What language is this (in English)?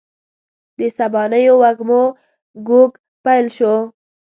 Pashto